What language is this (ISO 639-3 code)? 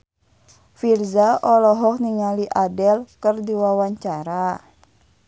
sun